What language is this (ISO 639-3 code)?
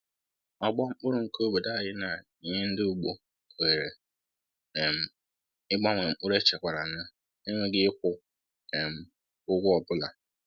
ibo